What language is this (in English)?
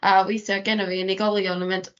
Welsh